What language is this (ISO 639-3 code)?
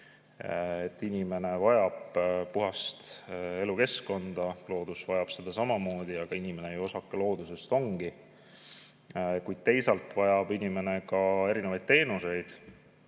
est